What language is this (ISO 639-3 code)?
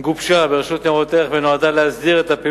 heb